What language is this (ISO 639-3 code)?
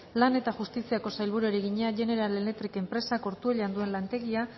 eus